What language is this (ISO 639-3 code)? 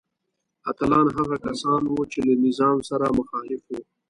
pus